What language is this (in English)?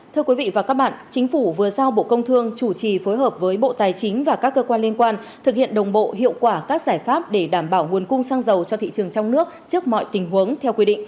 Vietnamese